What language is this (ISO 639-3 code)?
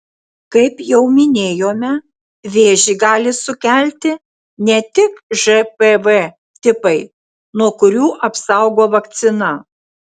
lit